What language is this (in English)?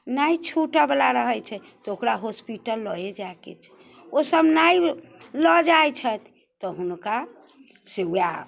Maithili